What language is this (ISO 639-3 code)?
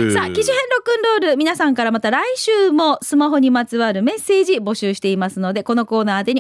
jpn